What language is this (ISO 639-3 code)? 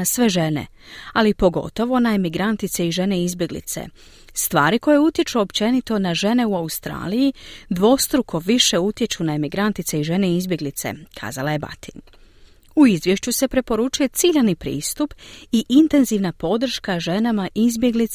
hrv